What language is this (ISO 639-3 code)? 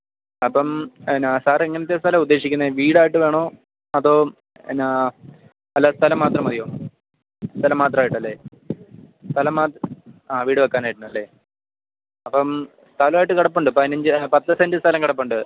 mal